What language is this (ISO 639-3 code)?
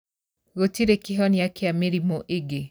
kik